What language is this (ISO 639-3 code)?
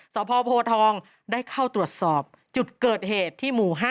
tha